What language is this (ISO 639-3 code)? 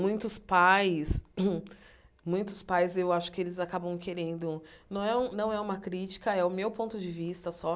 por